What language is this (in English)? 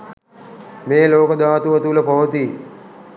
Sinhala